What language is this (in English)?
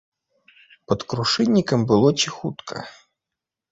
Belarusian